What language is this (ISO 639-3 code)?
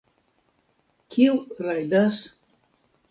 epo